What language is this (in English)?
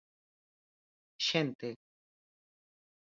Galician